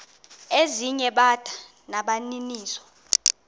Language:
Xhosa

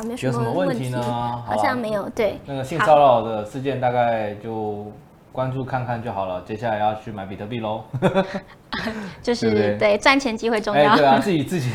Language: Chinese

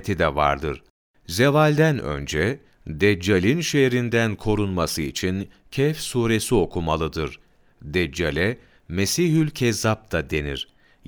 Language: Turkish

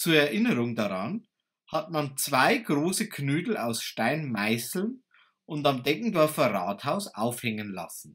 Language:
German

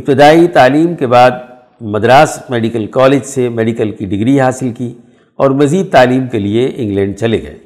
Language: Urdu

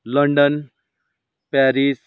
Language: Nepali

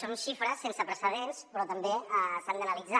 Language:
Catalan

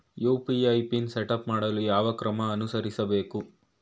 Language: Kannada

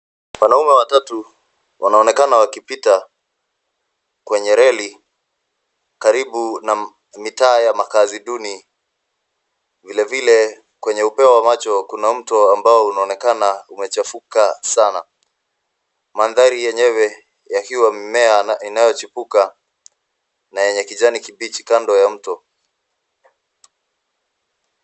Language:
Swahili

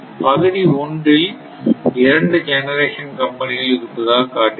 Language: Tamil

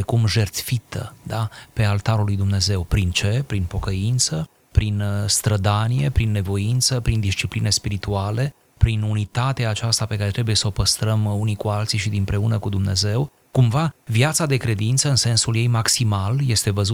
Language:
Romanian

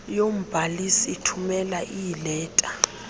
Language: Xhosa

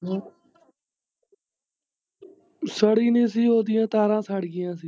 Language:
Punjabi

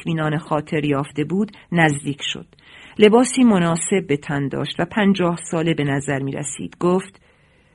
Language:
Persian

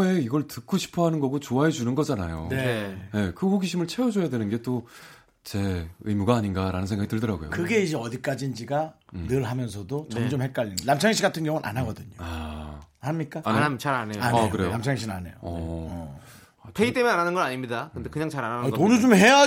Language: Korean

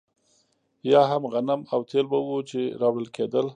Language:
Pashto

